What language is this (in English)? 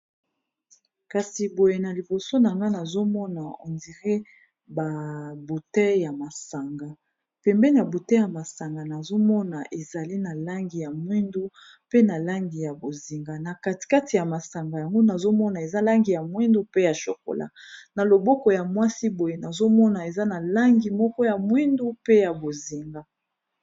Lingala